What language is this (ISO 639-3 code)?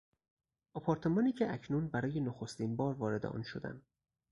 fas